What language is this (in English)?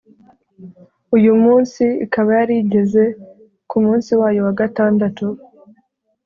Kinyarwanda